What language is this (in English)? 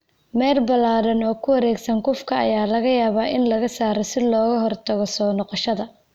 Somali